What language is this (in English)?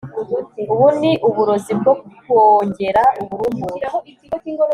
Kinyarwanda